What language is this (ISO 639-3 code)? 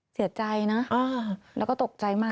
tha